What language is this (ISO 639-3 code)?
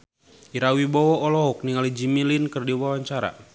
sun